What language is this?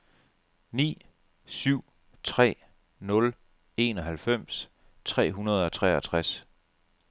Danish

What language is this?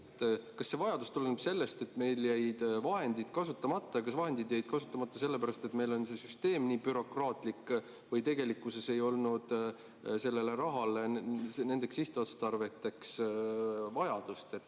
Estonian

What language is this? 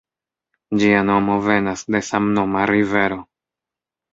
Esperanto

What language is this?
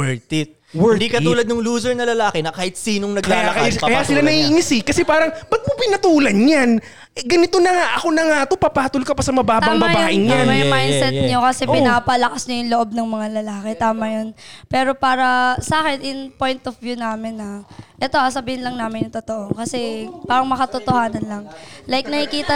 Filipino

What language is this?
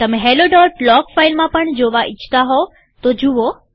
Gujarati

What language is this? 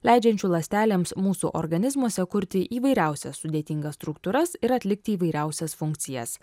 Lithuanian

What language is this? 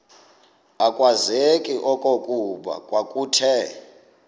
Xhosa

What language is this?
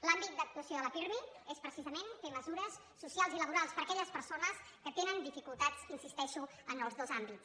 Catalan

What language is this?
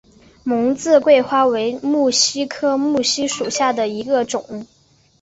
Chinese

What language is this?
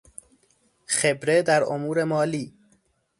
Persian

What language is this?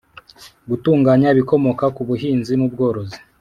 Kinyarwanda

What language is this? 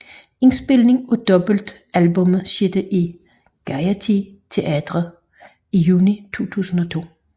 Danish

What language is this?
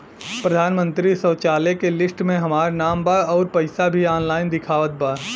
Bhojpuri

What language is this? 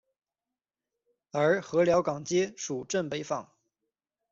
Chinese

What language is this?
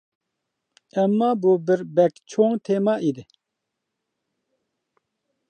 Uyghur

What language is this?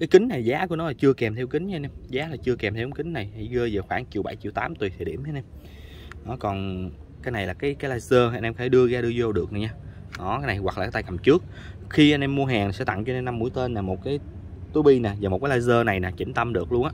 Vietnamese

